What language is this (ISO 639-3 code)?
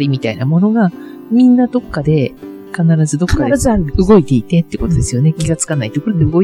jpn